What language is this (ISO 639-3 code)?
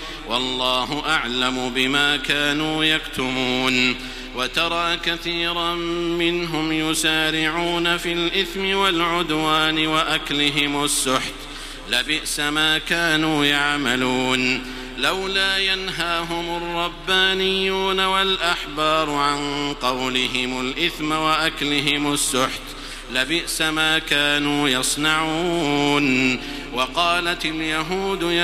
ara